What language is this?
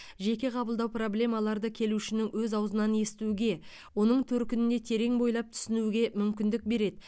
Kazakh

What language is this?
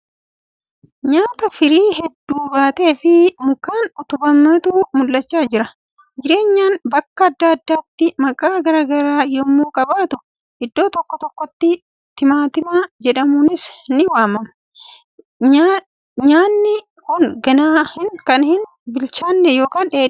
Oromo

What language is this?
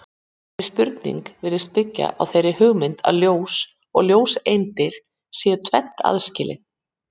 Icelandic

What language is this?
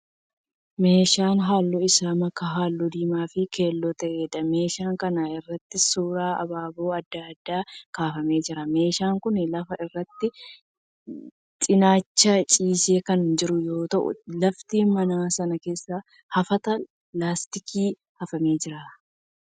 Oromo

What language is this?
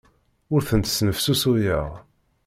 Kabyle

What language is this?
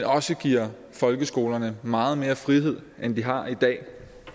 Danish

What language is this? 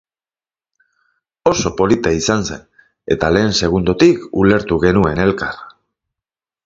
Basque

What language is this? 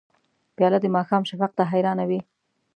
Pashto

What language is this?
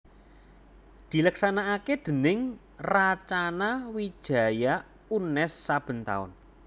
Javanese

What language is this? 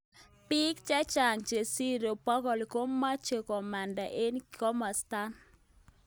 Kalenjin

